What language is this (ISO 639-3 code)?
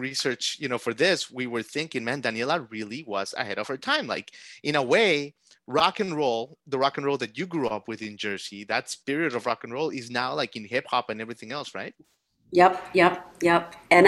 eng